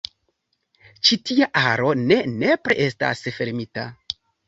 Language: Esperanto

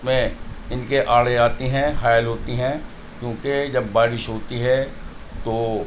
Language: Urdu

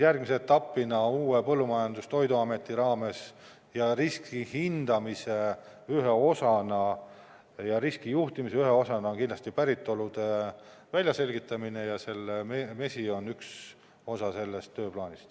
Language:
Estonian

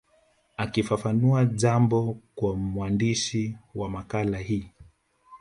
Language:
Swahili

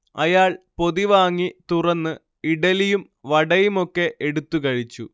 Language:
Malayalam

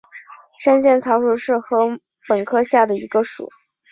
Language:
Chinese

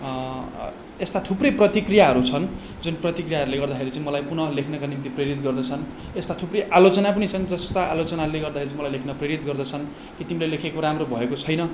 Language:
Nepali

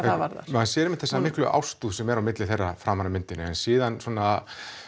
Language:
Icelandic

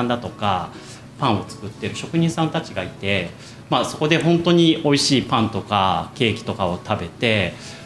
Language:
Japanese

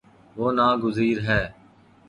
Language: Urdu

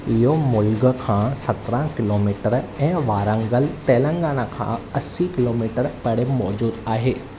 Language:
Sindhi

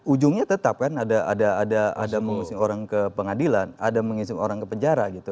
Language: Indonesian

